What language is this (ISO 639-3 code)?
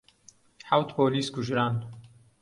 ckb